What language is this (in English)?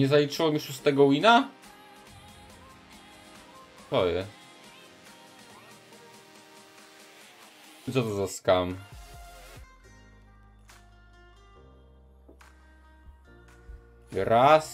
Polish